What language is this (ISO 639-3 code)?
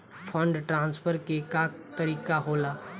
bho